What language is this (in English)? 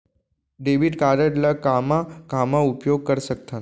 Chhattisgarhi